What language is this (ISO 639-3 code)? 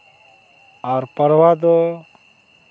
sat